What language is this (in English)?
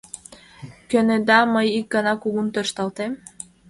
Mari